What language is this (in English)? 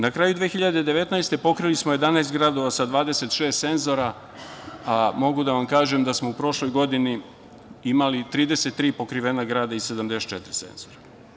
Serbian